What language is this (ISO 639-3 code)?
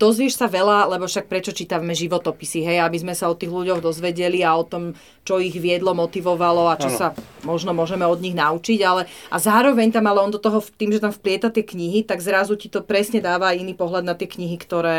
slk